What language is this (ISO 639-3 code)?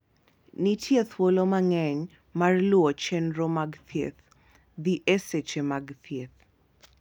luo